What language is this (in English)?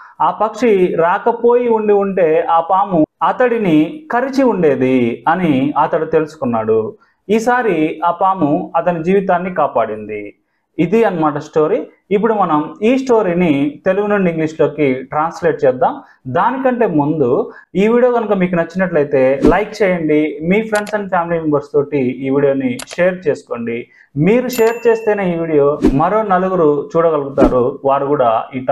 Telugu